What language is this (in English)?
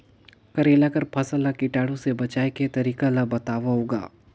Chhattisgarhi